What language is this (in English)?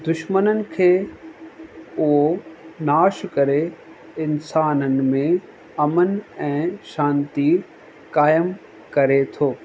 Sindhi